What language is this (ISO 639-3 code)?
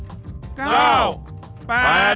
tha